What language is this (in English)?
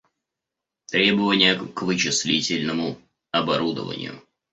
Russian